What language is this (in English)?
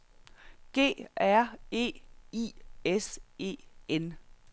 Danish